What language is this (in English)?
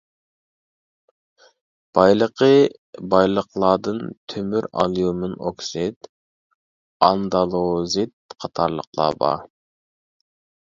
Uyghur